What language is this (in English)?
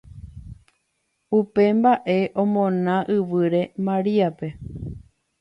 Guarani